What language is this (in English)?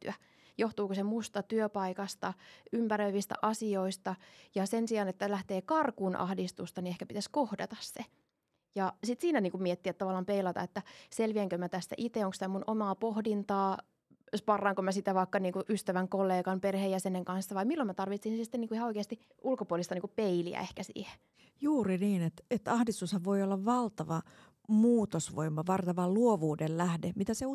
Finnish